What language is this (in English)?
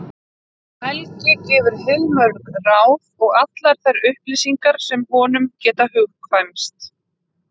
Icelandic